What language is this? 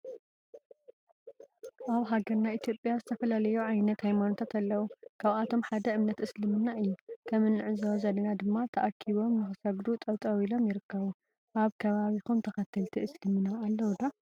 Tigrinya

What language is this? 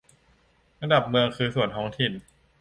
Thai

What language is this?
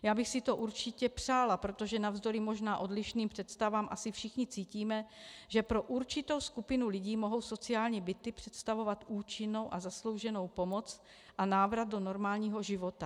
Czech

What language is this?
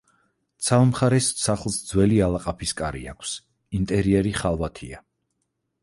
Georgian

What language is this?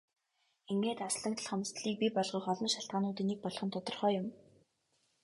Mongolian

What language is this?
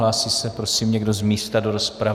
Czech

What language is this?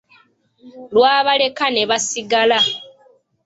Ganda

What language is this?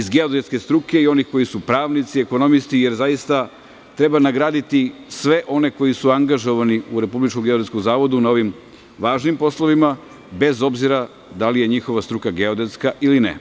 Serbian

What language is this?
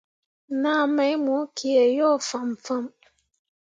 Mundang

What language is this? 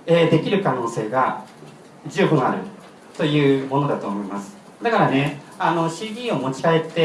Japanese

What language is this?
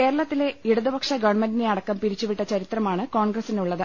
Malayalam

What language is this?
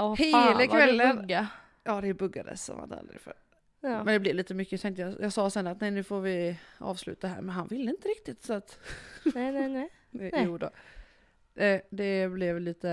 Swedish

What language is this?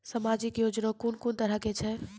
Maithili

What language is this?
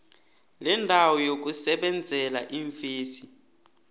South Ndebele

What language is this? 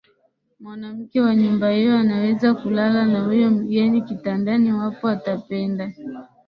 Swahili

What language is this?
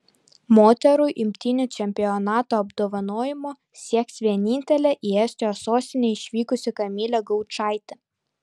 Lithuanian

